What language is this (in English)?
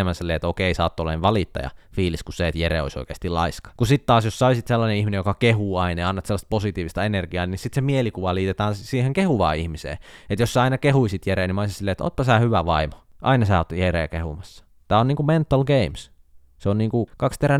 Finnish